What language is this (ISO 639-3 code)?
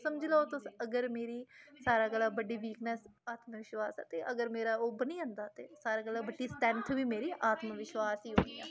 doi